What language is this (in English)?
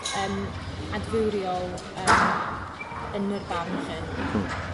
Welsh